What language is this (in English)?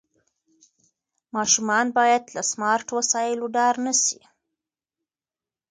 Pashto